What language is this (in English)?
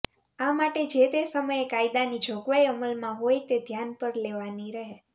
Gujarati